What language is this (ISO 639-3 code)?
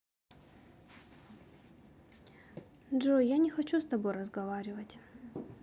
rus